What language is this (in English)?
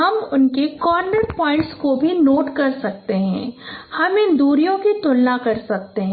Hindi